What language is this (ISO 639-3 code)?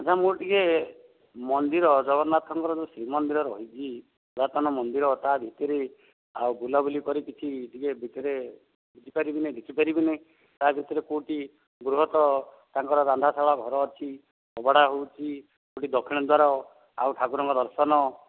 ori